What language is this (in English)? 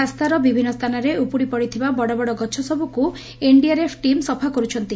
Odia